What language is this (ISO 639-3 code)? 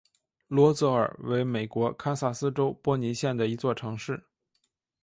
zho